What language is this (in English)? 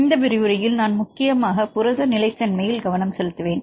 Tamil